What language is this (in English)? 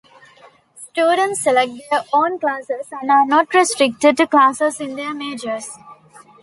English